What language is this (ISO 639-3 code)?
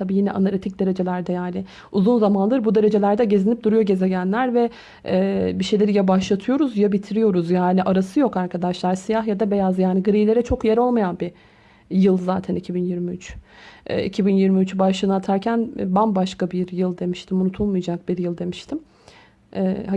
tur